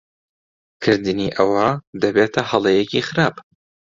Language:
Central Kurdish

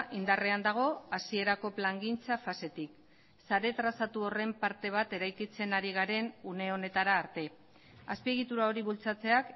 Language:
Basque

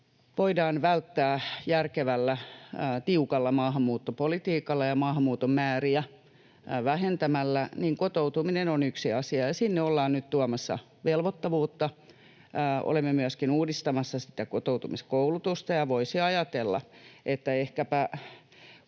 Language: Finnish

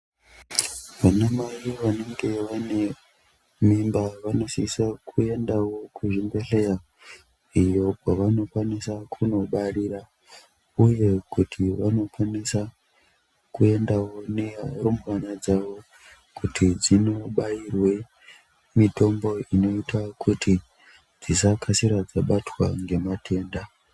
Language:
Ndau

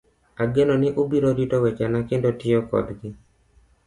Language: Luo (Kenya and Tanzania)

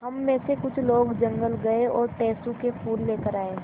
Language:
Hindi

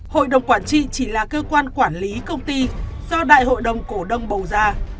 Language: Vietnamese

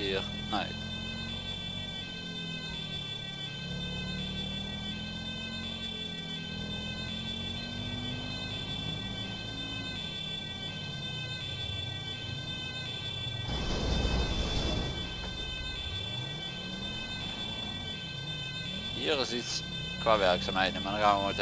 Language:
Dutch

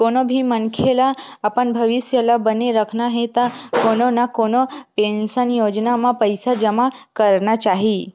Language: Chhattisgarhi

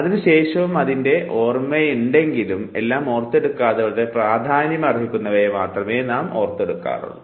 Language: Malayalam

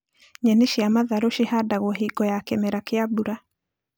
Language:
Kikuyu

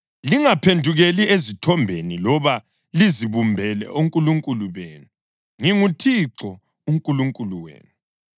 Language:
North Ndebele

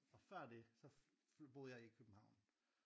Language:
Danish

